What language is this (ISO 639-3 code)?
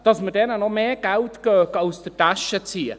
gsw